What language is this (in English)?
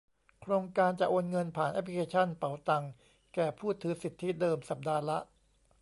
Thai